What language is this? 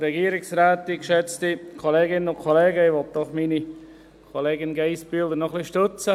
Swiss German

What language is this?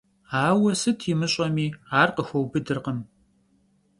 Kabardian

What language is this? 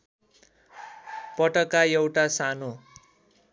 Nepali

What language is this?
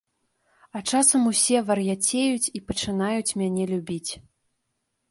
Belarusian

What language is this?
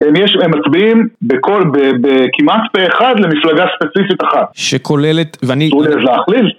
Hebrew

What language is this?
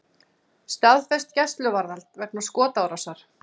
Icelandic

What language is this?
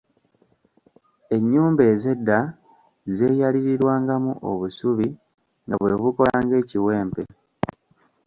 Ganda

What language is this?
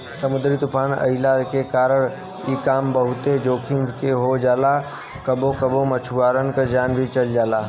Bhojpuri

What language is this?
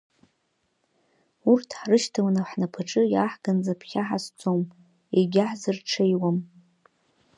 Abkhazian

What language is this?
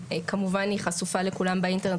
Hebrew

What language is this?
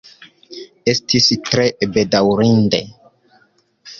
Esperanto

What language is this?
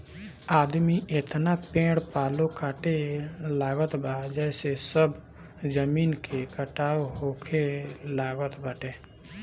Bhojpuri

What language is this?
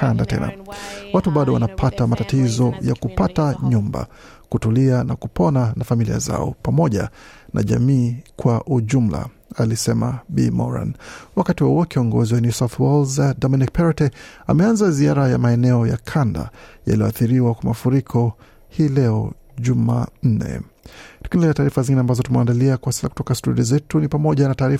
Swahili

